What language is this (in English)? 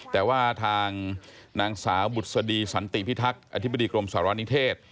Thai